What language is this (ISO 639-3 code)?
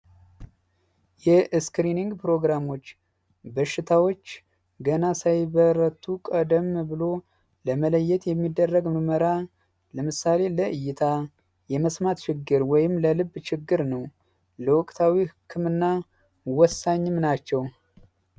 amh